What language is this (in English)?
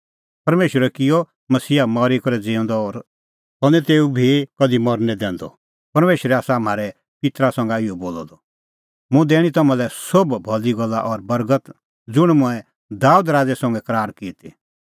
Kullu Pahari